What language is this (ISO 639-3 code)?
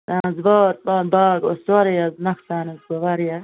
kas